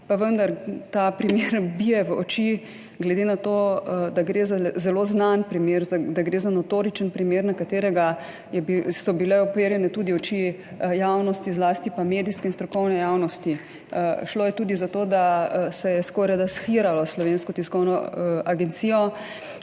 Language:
Slovenian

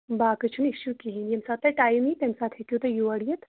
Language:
Kashmiri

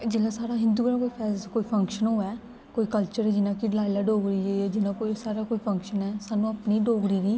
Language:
Dogri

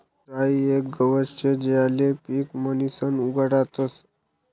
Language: Marathi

